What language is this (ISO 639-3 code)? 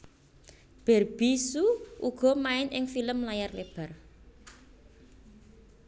jav